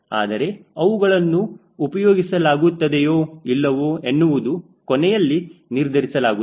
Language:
Kannada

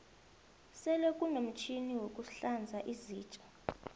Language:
South Ndebele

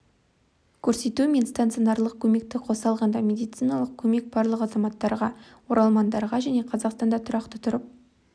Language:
Kazakh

